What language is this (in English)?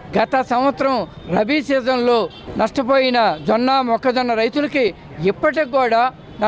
Telugu